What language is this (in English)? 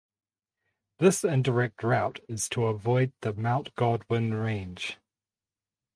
English